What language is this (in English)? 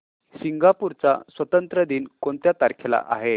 Marathi